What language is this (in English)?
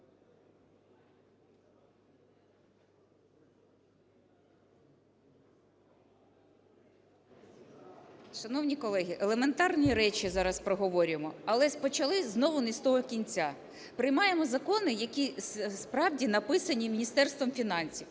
Ukrainian